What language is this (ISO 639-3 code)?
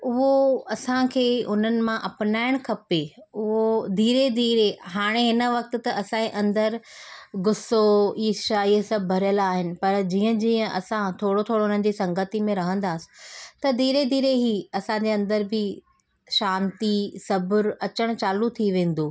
snd